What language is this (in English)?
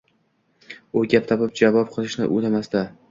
Uzbek